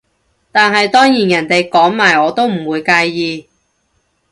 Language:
Cantonese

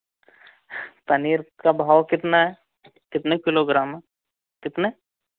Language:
Hindi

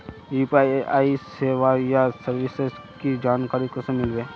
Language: Magahi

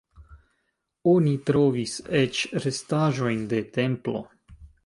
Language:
Esperanto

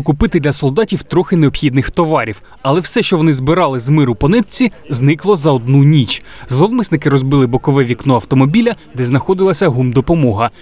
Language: Ukrainian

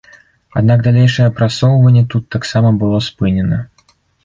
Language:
Belarusian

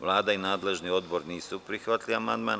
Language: Serbian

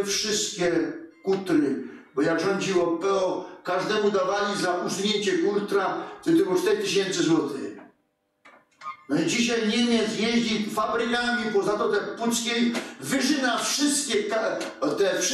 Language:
Polish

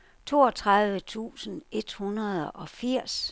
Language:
Danish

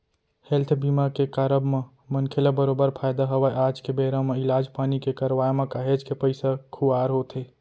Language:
Chhattisgarhi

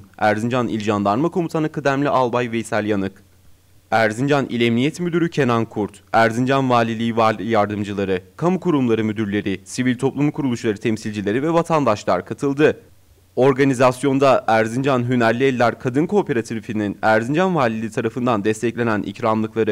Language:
Turkish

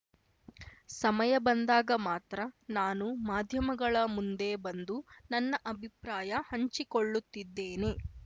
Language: Kannada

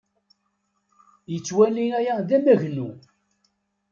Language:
Kabyle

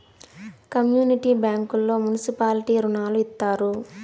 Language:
Telugu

